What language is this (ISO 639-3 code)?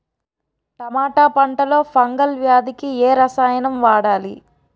tel